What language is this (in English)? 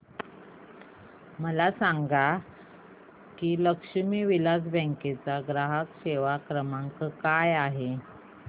Marathi